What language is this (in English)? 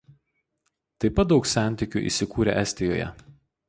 Lithuanian